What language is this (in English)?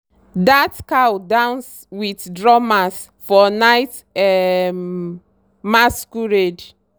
Nigerian Pidgin